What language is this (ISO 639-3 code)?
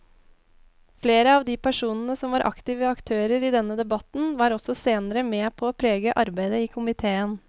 nor